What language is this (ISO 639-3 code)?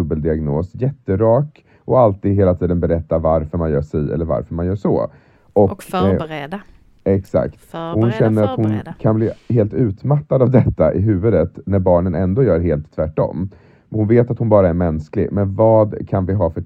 swe